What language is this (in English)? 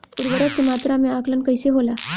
Bhojpuri